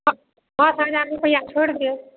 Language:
Maithili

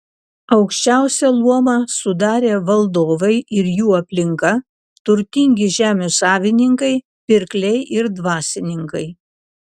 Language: Lithuanian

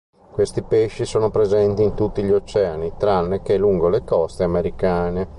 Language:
Italian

